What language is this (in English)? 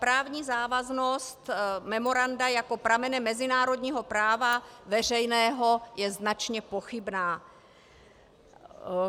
Czech